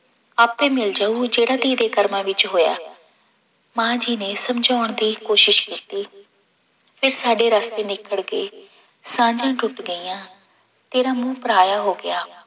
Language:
Punjabi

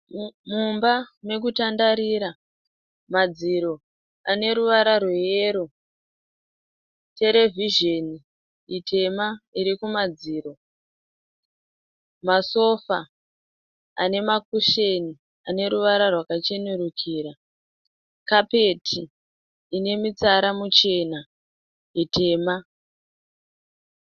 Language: Shona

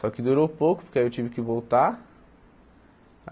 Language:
Portuguese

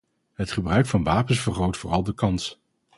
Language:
Dutch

